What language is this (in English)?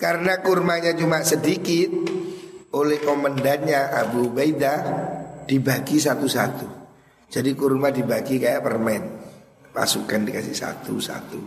Indonesian